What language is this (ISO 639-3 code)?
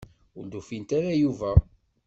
kab